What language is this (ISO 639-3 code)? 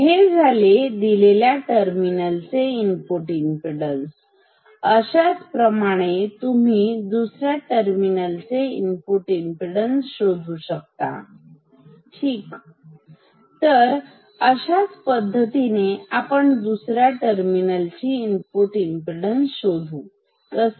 mar